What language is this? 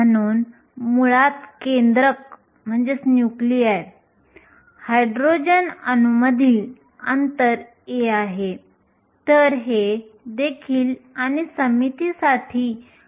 Marathi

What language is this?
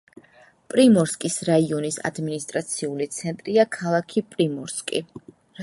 Georgian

